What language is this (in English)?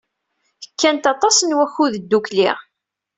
Kabyle